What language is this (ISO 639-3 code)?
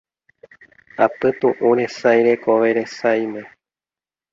grn